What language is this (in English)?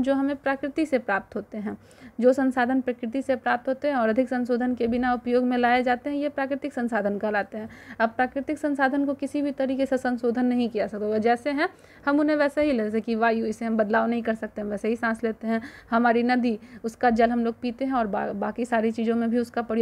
Hindi